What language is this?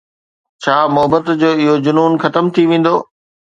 Sindhi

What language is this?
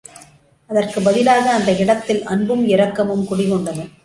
Tamil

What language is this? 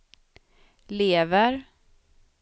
Swedish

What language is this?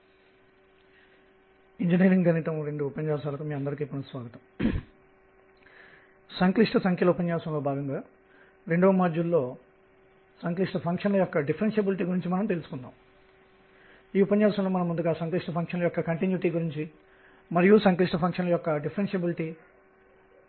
Telugu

